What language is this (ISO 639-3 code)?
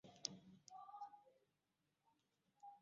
yor